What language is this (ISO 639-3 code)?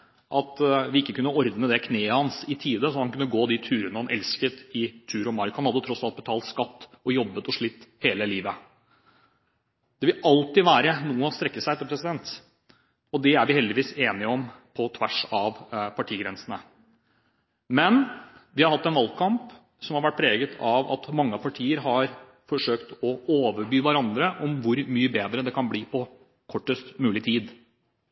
nob